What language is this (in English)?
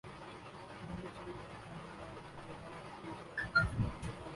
Urdu